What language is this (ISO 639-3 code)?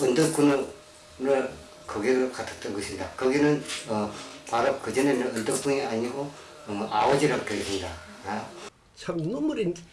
kor